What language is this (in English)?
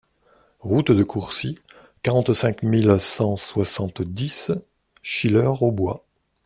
French